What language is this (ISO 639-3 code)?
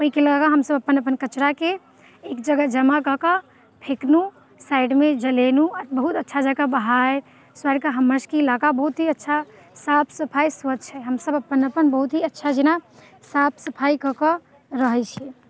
mai